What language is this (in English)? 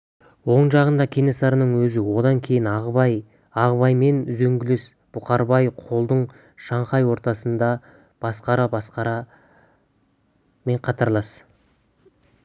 Kazakh